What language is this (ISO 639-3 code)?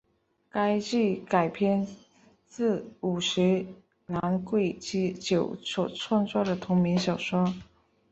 zho